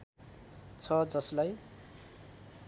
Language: Nepali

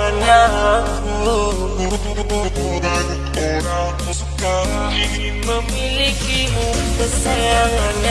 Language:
Indonesian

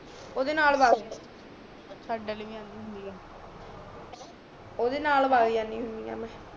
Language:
Punjabi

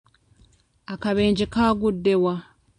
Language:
Ganda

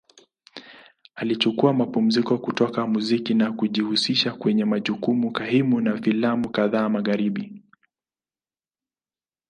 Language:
Swahili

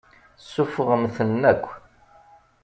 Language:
Kabyle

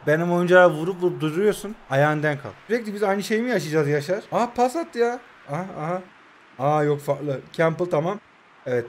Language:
Turkish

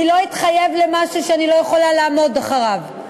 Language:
Hebrew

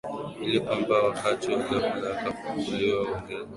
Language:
Swahili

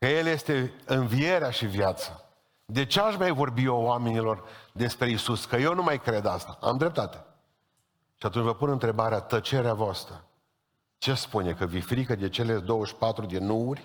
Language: Romanian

